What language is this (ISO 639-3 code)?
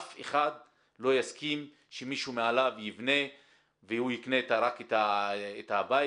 heb